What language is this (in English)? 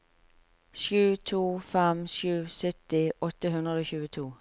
Norwegian